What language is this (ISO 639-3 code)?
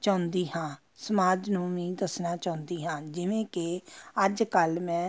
pan